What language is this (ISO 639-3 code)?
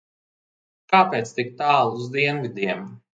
lav